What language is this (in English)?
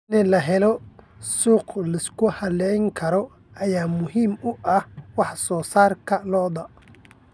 Somali